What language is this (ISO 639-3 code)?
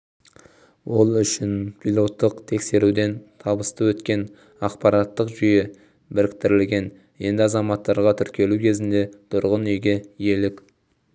kaz